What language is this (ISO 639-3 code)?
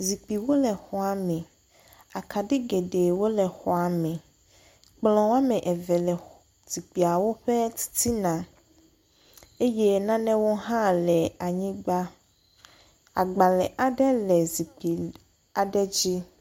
ewe